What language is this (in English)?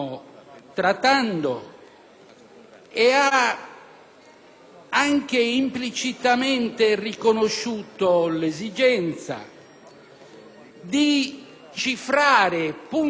Italian